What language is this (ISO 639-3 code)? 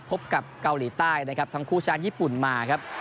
tha